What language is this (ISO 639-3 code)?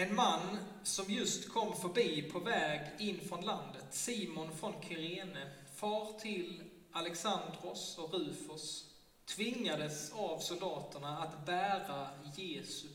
swe